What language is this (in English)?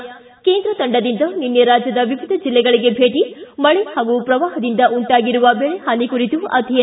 Kannada